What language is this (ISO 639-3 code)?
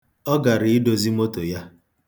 ibo